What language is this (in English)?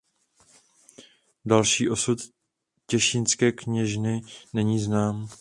Czech